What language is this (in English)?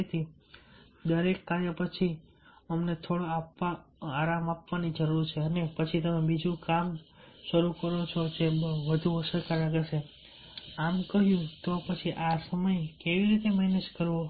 Gujarati